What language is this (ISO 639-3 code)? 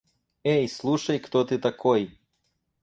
rus